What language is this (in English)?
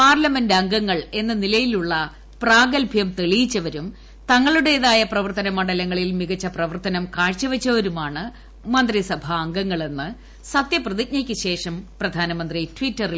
Malayalam